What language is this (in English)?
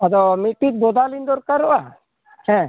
Santali